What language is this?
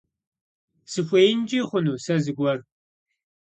Kabardian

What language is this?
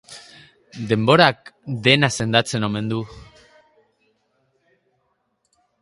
Basque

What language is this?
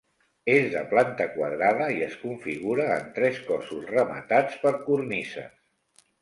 Catalan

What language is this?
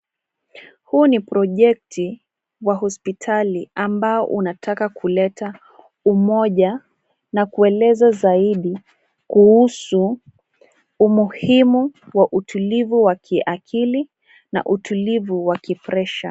Swahili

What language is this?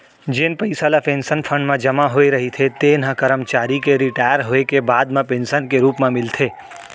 Chhattisgarhi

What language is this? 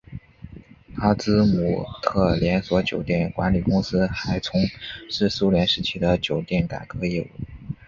Chinese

